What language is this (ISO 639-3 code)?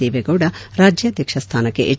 kan